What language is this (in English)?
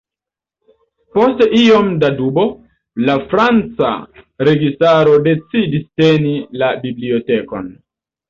Esperanto